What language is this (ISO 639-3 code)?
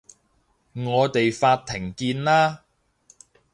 yue